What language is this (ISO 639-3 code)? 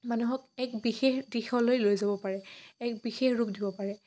asm